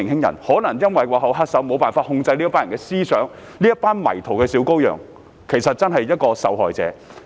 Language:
Cantonese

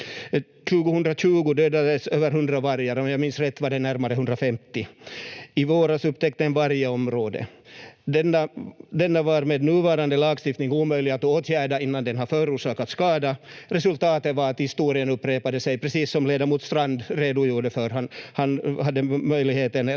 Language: Finnish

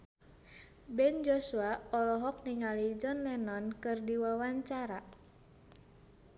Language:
Sundanese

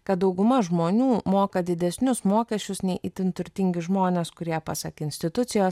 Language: Lithuanian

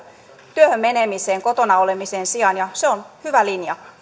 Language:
Finnish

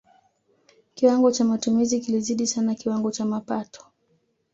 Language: Swahili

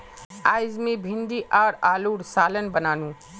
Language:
Magahi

